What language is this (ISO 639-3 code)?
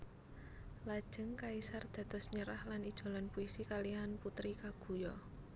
jav